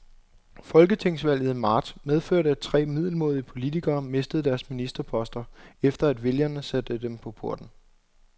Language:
Danish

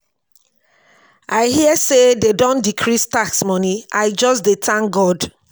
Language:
Nigerian Pidgin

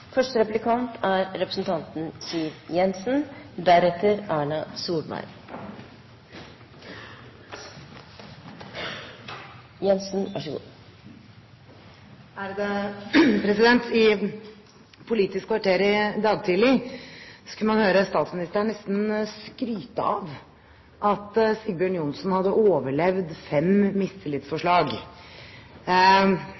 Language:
Norwegian Bokmål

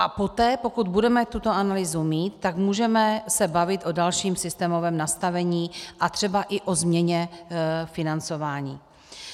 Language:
Czech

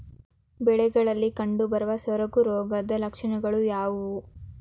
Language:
Kannada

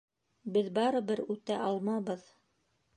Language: Bashkir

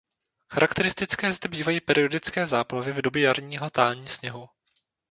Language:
Czech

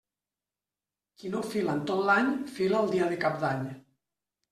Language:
Catalan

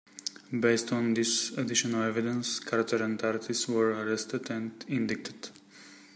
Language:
English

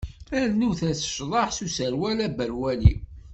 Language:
Kabyle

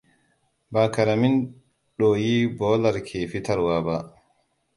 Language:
Hausa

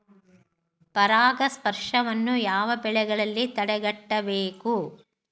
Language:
Kannada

